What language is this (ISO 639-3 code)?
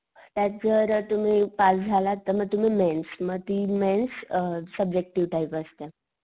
mar